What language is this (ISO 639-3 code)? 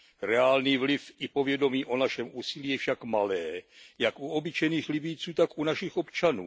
ces